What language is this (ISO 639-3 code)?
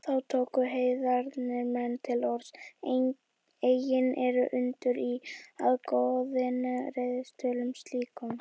isl